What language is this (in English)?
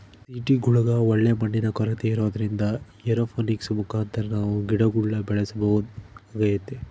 Kannada